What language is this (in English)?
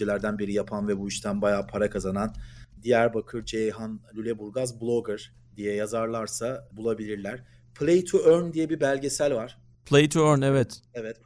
Turkish